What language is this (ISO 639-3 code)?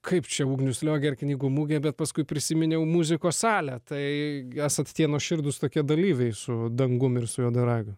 lit